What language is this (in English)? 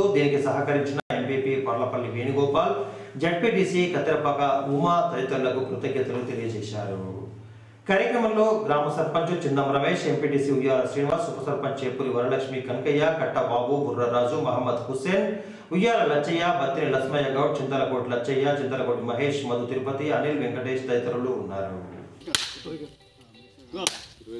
Hindi